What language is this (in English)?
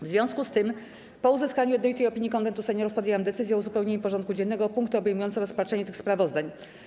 Polish